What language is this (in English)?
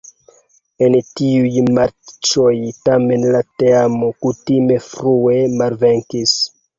Esperanto